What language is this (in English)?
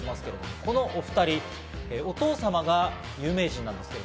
Japanese